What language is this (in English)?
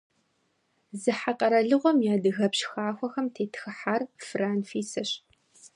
Kabardian